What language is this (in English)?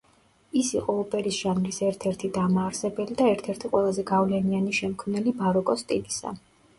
Georgian